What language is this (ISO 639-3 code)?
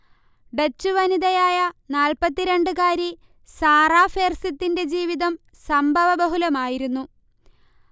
mal